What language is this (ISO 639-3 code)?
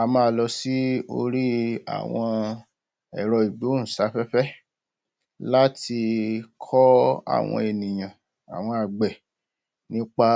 yor